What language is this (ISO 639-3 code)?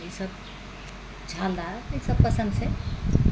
mai